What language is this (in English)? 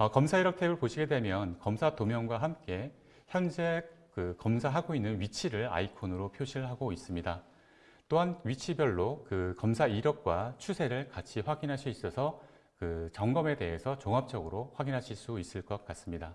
Korean